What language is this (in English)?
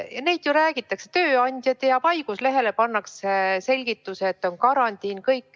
Estonian